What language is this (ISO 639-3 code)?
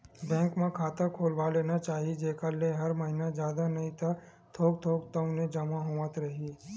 hne